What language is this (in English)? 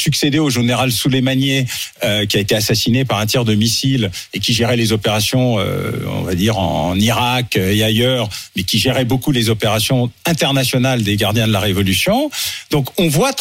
French